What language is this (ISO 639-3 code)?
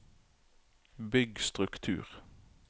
nor